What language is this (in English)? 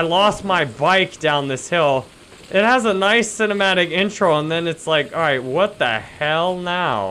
English